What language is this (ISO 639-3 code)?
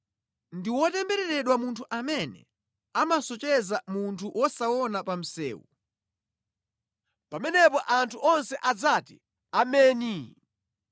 nya